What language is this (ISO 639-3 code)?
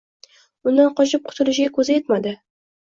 uzb